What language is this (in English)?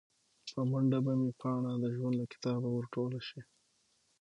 Pashto